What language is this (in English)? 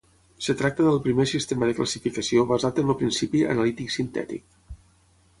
Catalan